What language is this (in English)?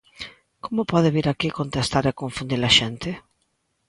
Galician